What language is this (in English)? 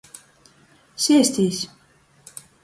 Latgalian